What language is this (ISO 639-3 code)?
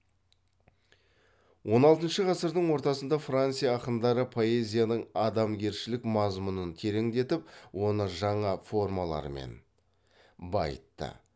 kaz